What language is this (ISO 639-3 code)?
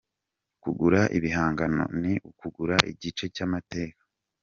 kin